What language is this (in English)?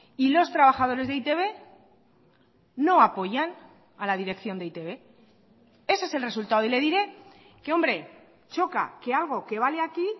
Spanish